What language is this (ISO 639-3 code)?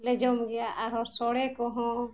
sat